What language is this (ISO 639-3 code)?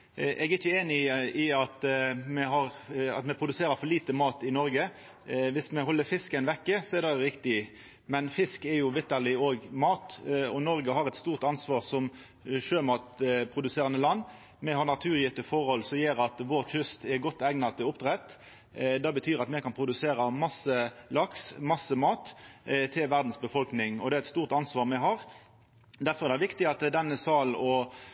nno